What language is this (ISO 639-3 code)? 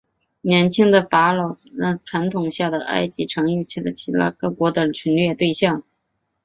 zho